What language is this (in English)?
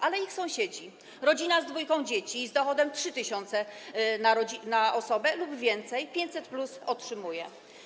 Polish